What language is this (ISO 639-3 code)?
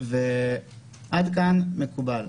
heb